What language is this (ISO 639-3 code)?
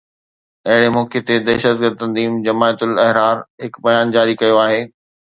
snd